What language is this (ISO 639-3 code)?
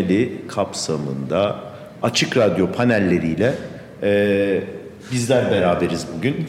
tur